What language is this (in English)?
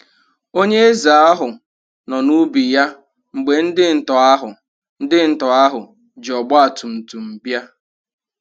Igbo